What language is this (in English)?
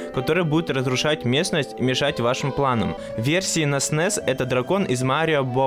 Russian